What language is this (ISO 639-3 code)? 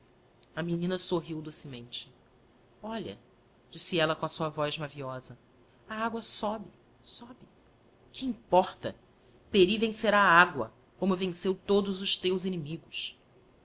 por